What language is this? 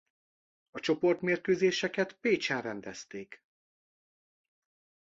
Hungarian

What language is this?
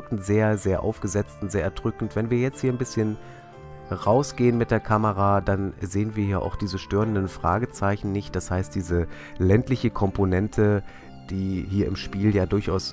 German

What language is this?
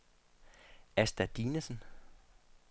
Danish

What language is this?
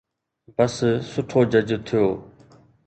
Sindhi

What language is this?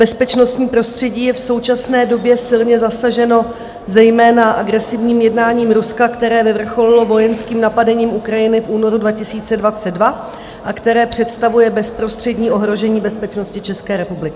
Czech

